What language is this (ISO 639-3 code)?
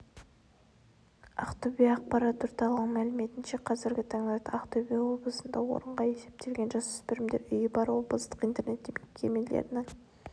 kaz